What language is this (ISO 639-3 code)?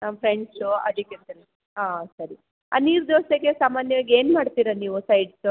kan